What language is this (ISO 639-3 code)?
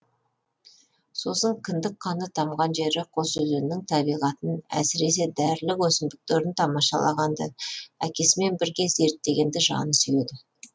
kaz